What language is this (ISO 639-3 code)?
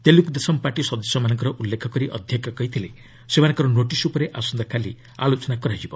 ori